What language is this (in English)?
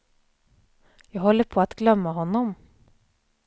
Swedish